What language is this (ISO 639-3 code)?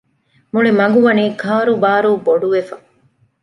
div